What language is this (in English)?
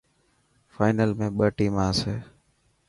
Dhatki